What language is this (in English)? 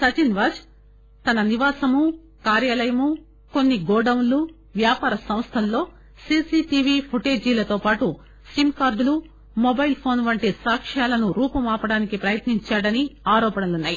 Telugu